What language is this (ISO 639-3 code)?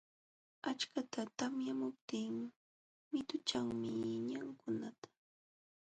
qxw